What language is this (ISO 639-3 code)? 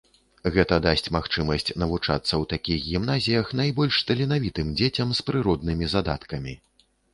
bel